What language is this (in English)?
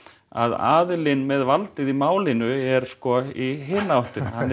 Icelandic